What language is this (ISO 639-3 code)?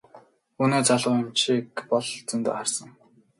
mon